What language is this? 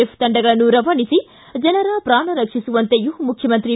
Kannada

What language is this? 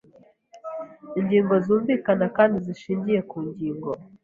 Kinyarwanda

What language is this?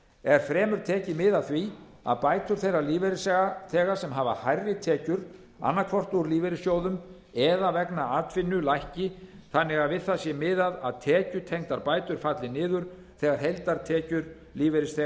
Icelandic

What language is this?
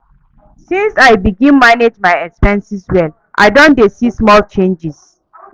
Nigerian Pidgin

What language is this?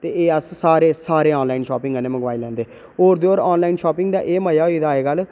Dogri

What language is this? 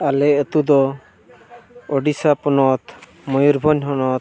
Santali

